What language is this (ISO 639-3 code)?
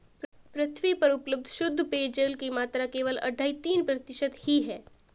hin